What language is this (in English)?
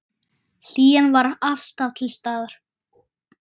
Icelandic